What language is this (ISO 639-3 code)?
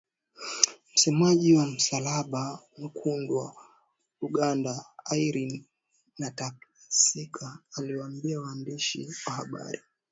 swa